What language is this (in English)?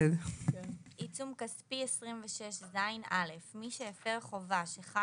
Hebrew